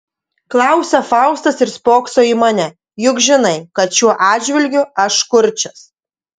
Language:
Lithuanian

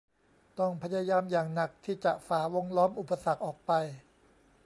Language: Thai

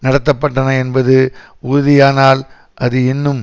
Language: Tamil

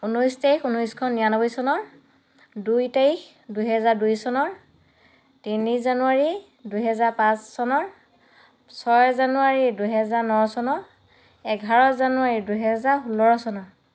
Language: Assamese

